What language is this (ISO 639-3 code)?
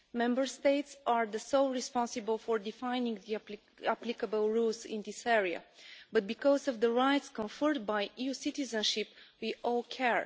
eng